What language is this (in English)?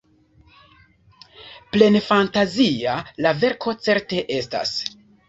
Esperanto